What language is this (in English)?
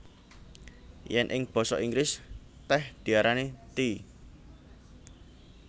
Javanese